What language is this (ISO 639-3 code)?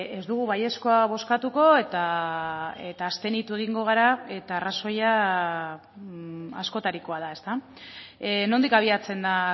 eus